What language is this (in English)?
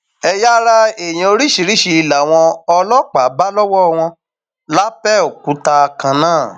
Yoruba